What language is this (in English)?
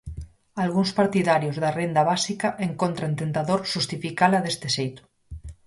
Galician